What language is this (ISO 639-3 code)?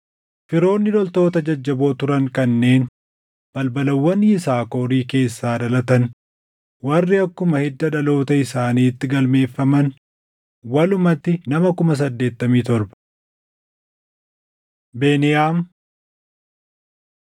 orm